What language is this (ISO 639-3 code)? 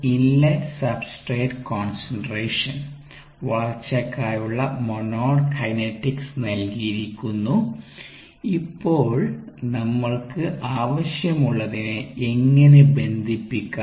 mal